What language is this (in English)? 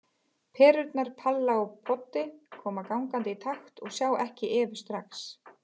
Icelandic